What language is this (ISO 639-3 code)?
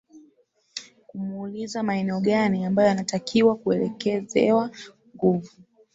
swa